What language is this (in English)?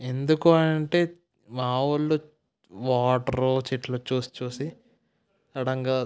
Telugu